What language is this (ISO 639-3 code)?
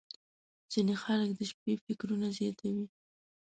pus